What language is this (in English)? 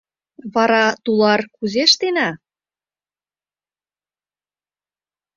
Mari